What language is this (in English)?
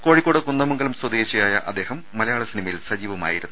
Malayalam